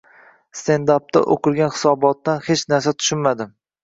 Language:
Uzbek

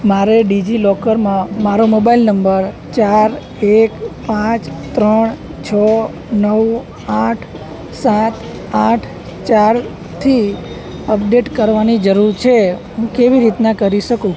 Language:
Gujarati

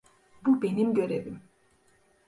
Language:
Turkish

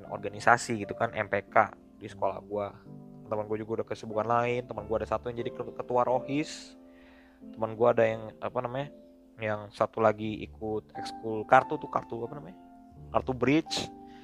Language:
Indonesian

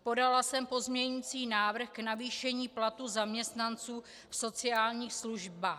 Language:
Czech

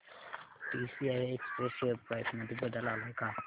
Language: Marathi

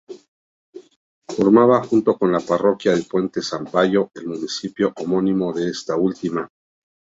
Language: Spanish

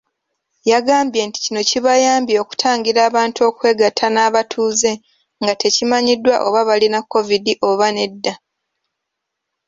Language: Ganda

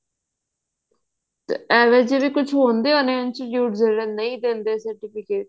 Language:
Punjabi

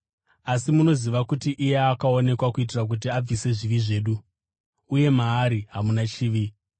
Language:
Shona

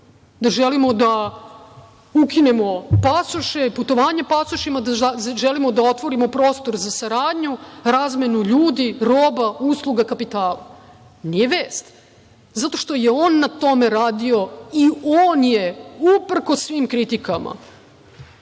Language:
Serbian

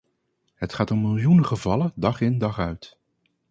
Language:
Dutch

